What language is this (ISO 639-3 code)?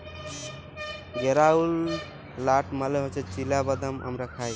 ben